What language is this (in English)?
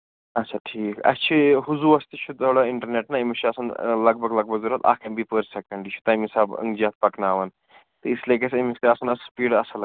Kashmiri